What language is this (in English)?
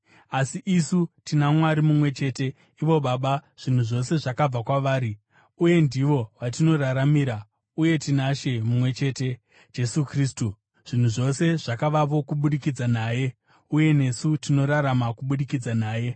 Shona